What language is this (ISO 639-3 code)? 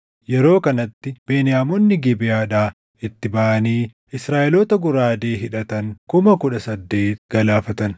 orm